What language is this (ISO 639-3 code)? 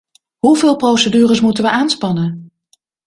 nld